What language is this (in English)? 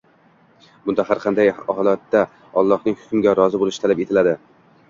Uzbek